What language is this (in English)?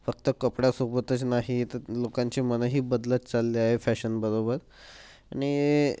Marathi